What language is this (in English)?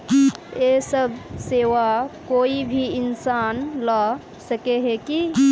Magahi